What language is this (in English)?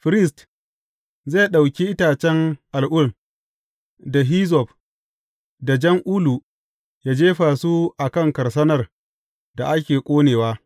Hausa